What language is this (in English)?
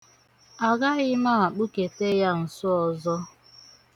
Igbo